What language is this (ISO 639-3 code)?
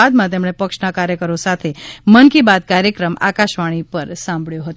guj